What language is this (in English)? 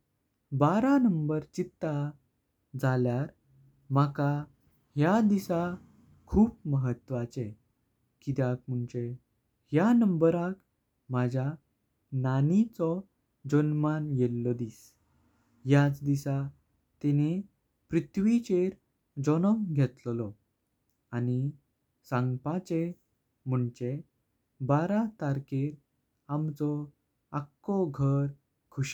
Konkani